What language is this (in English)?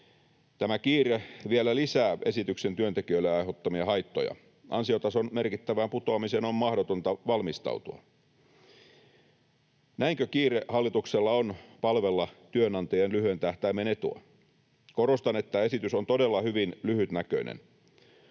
Finnish